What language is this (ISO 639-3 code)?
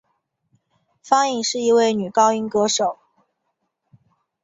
zho